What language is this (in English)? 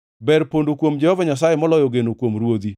Luo (Kenya and Tanzania)